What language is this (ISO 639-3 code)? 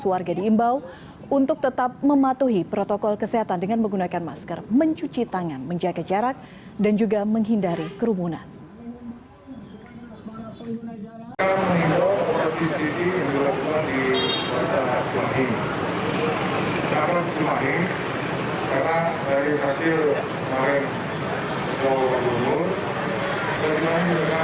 ind